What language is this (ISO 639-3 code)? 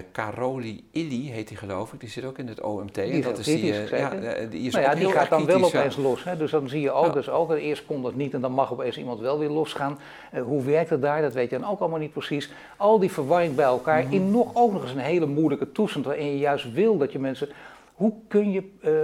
nld